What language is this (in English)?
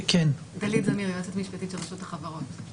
Hebrew